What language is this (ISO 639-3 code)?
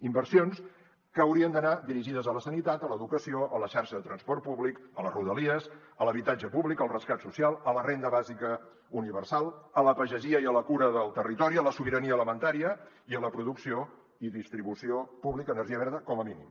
cat